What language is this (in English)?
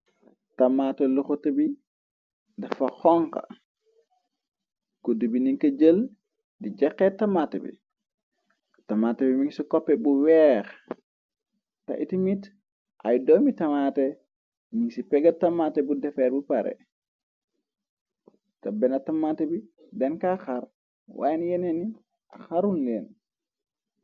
Wolof